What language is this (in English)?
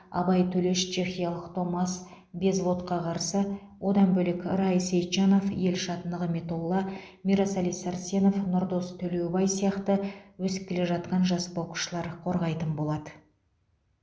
Kazakh